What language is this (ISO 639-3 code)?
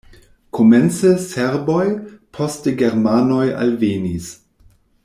epo